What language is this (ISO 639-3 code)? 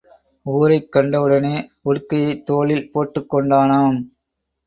tam